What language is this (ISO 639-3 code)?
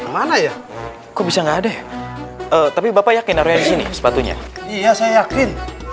ind